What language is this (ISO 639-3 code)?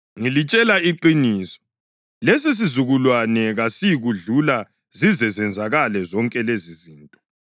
nde